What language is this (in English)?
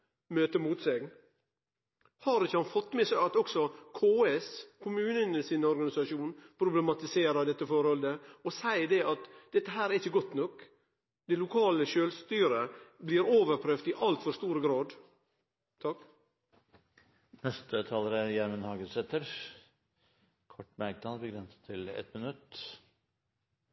Norwegian